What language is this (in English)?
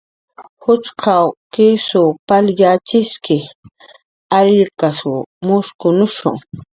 Jaqaru